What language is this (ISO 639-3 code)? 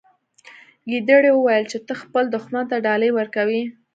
pus